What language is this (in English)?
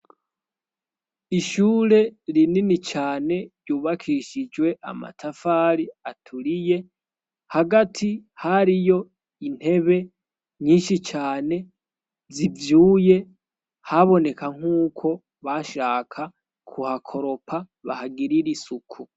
Rundi